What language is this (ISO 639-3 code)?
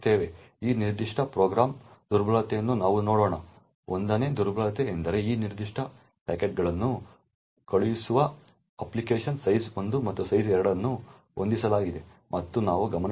kan